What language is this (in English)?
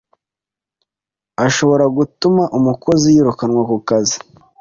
Kinyarwanda